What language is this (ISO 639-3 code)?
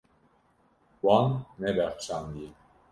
kur